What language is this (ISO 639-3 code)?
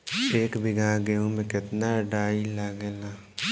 bho